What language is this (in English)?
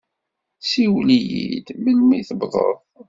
Kabyle